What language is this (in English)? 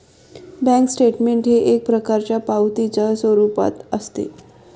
Marathi